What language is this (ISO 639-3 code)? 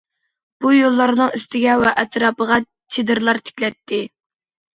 uig